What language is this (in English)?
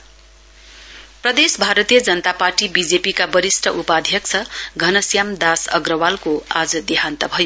Nepali